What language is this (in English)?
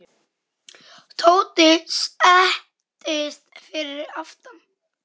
Icelandic